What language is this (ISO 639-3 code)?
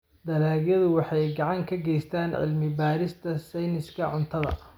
som